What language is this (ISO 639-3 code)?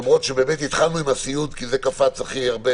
heb